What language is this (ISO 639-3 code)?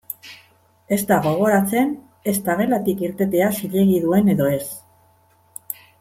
eus